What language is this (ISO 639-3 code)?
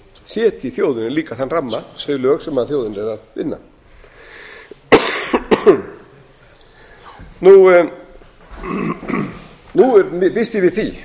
isl